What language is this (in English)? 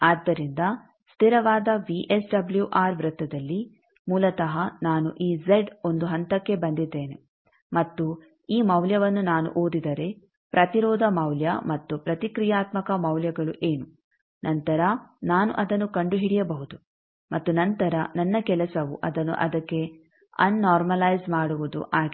Kannada